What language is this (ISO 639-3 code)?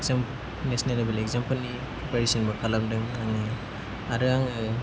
brx